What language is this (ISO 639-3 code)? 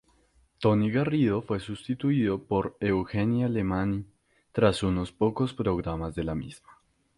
spa